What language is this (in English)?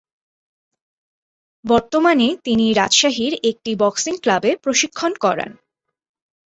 Bangla